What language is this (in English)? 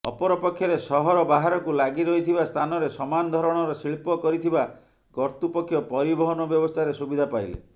Odia